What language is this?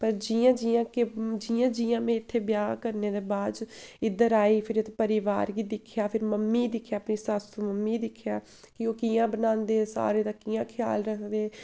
Dogri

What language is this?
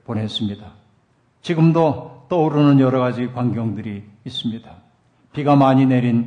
Korean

